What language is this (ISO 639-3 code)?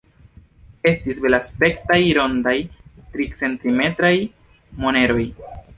epo